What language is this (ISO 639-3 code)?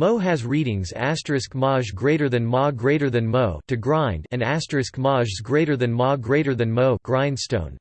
eng